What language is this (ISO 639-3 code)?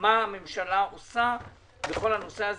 heb